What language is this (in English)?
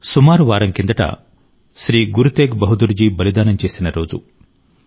Telugu